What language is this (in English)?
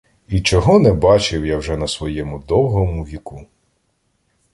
Ukrainian